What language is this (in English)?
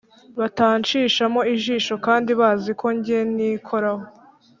Kinyarwanda